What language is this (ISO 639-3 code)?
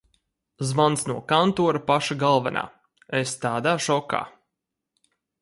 lav